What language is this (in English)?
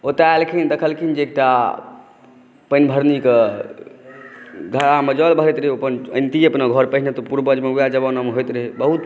Maithili